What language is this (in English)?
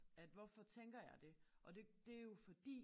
Danish